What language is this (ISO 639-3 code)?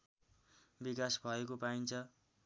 nep